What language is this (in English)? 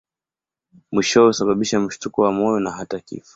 Swahili